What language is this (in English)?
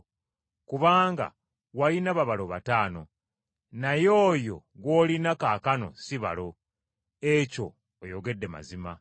Ganda